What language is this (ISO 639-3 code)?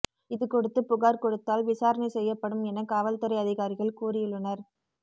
tam